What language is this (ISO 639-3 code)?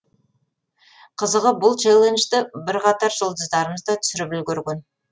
kaz